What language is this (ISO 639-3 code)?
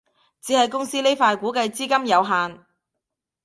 yue